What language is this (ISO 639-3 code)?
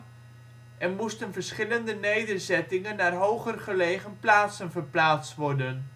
nld